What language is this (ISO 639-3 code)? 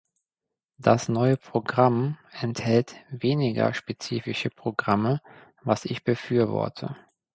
deu